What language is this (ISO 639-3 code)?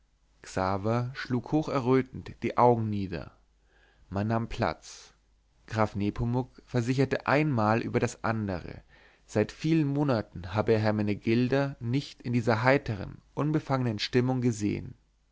deu